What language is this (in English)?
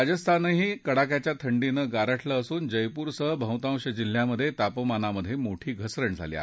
Marathi